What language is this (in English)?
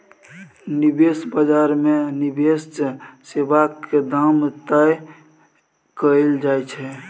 Maithili